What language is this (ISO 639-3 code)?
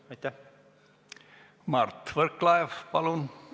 est